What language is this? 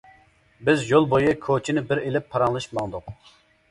Uyghur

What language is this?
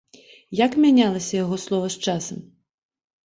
Belarusian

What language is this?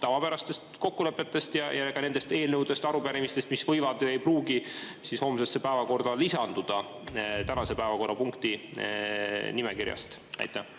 Estonian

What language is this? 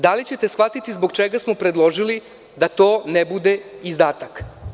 Serbian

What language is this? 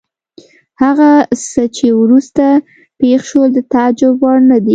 Pashto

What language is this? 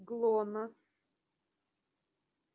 Russian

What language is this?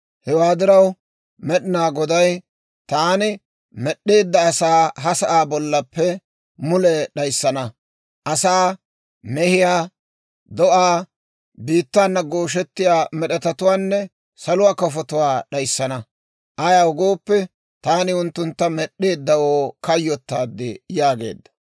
Dawro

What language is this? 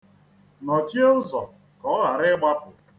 Igbo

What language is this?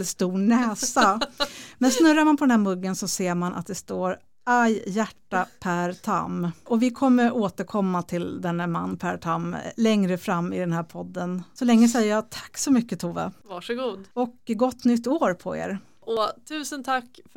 Swedish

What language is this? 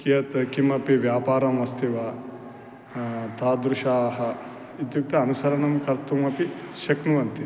Sanskrit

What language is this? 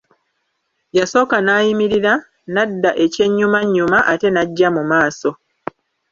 Ganda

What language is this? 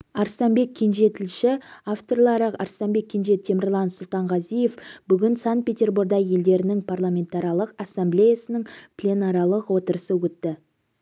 Kazakh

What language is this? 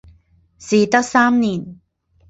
Chinese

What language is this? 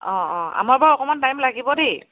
Assamese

